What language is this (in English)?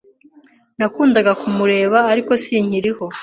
Kinyarwanda